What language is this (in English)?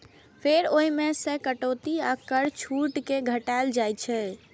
Maithili